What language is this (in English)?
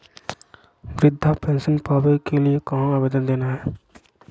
Magahi